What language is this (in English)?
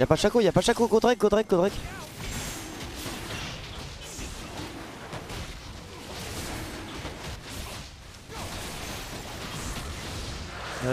French